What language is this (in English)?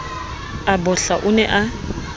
Southern Sotho